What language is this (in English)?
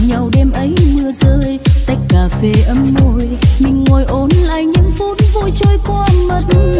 Vietnamese